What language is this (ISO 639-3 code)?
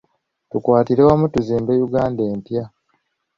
lug